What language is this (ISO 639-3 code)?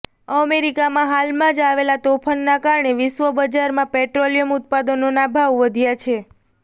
guj